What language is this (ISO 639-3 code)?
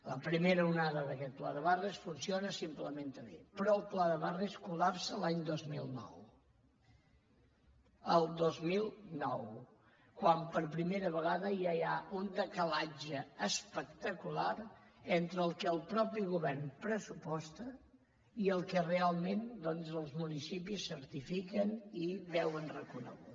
cat